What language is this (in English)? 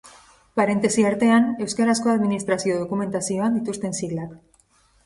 Basque